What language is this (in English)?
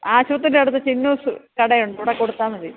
Malayalam